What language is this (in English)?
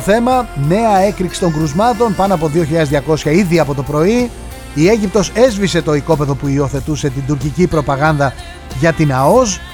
Greek